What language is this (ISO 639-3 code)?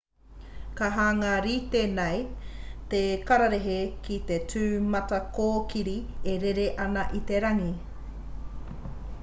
mri